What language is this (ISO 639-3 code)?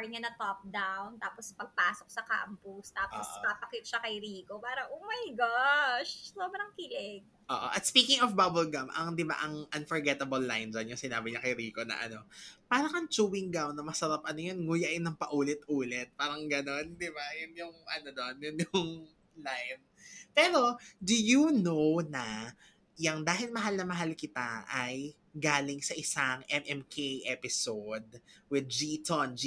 fil